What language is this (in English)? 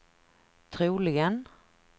Swedish